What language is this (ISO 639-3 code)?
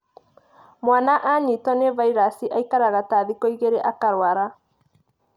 kik